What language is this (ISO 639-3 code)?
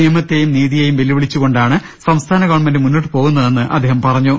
mal